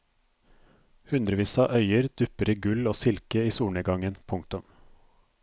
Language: Norwegian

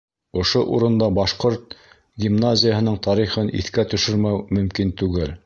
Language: Bashkir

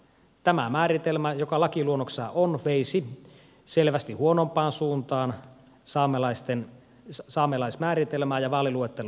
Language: Finnish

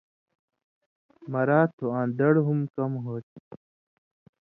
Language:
Indus Kohistani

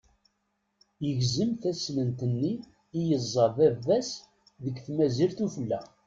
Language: Kabyle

